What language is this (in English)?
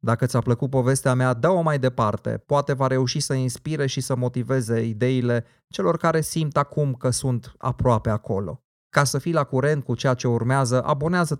Romanian